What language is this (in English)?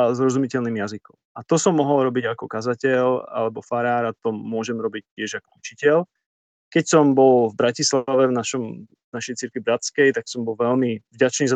Slovak